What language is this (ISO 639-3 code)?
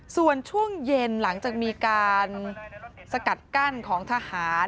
tha